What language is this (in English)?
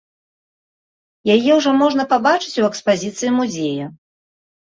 Belarusian